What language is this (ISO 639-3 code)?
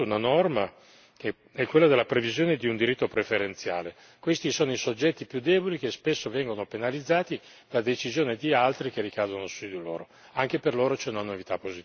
ita